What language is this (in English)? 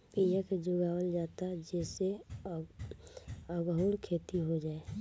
Bhojpuri